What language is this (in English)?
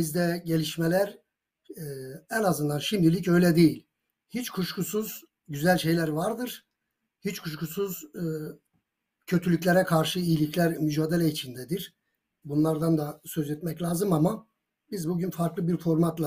Turkish